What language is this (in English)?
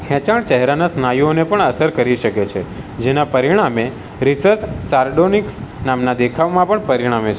Gujarati